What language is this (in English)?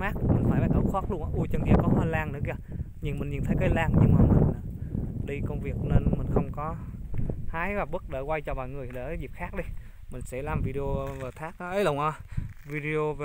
Vietnamese